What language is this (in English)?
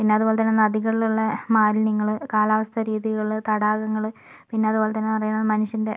Malayalam